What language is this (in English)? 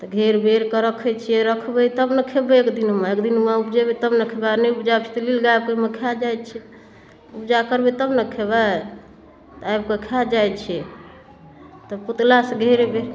Maithili